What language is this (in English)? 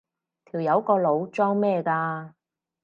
Cantonese